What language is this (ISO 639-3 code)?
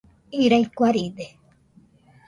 hux